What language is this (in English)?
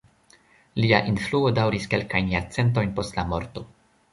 Esperanto